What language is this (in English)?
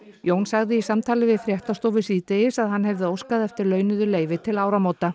Icelandic